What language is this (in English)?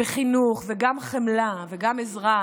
Hebrew